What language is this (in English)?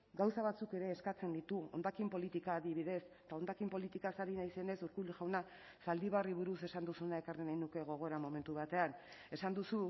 Basque